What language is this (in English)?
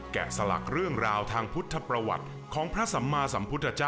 Thai